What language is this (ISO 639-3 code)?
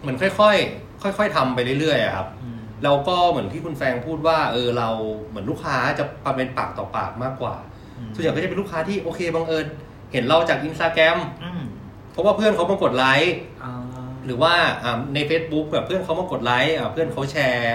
tha